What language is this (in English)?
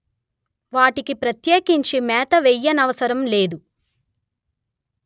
Telugu